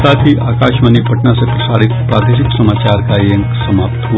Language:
Hindi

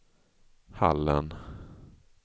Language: Swedish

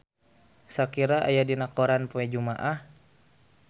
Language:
Sundanese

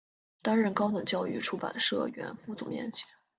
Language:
Chinese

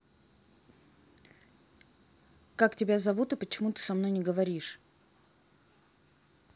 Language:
Russian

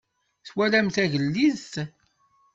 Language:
Kabyle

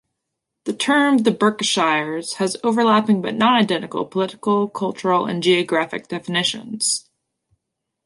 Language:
English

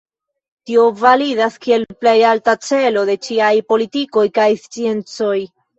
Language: Esperanto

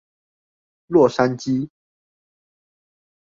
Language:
Chinese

